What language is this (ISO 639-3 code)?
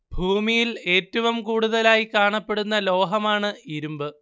mal